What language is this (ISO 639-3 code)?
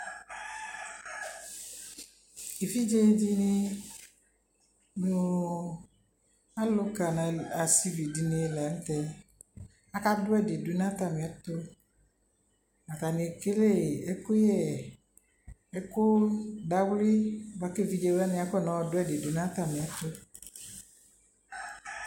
kpo